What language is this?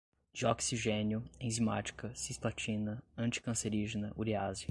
Portuguese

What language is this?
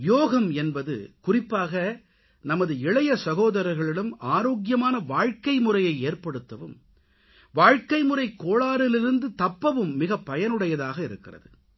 Tamil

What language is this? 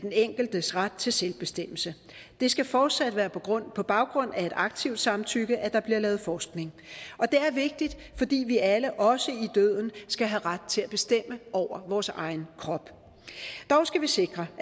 Danish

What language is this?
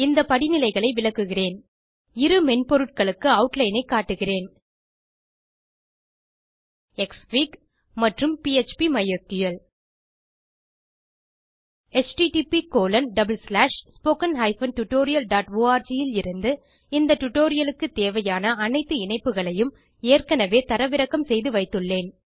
Tamil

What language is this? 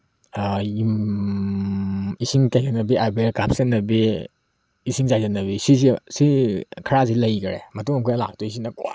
Manipuri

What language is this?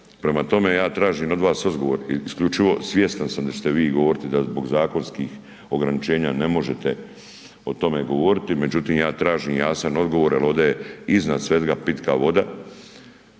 Croatian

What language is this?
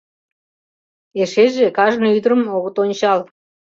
Mari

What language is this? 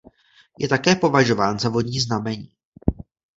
Czech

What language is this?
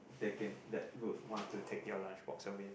English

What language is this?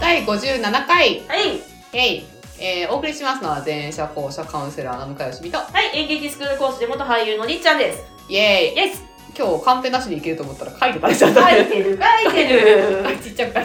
Japanese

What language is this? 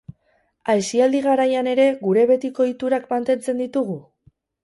Basque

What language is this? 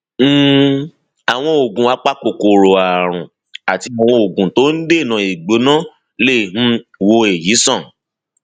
Yoruba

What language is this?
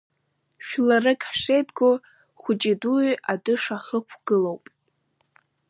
Abkhazian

